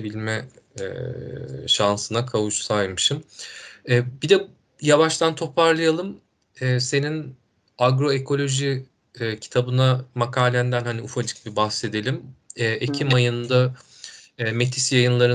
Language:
Turkish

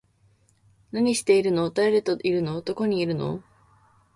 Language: Japanese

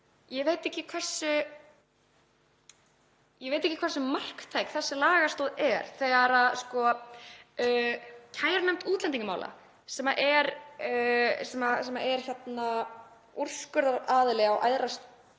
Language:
Icelandic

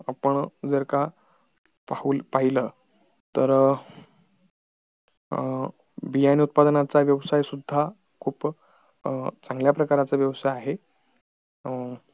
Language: Marathi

